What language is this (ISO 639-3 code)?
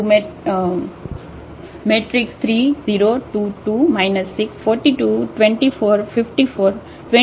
guj